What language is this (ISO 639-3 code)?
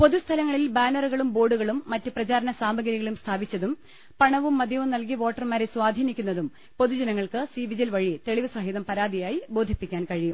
mal